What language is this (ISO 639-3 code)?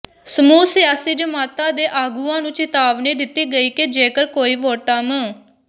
pan